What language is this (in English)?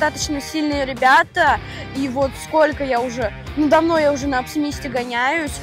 Russian